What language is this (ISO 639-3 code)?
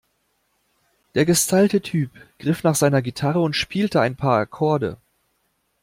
deu